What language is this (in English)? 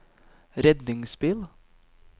Norwegian